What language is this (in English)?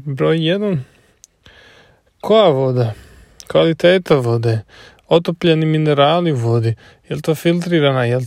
Croatian